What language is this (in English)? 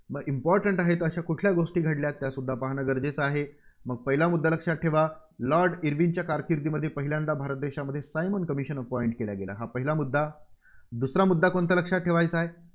Marathi